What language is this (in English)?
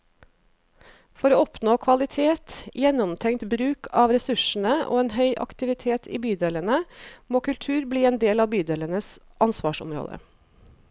Norwegian